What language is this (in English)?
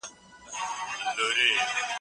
Pashto